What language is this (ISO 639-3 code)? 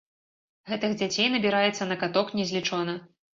bel